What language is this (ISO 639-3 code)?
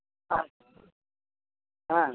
ben